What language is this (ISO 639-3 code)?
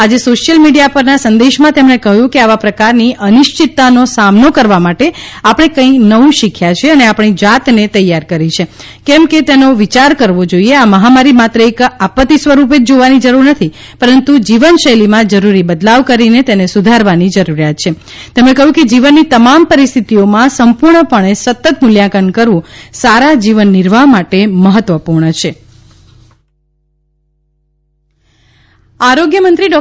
guj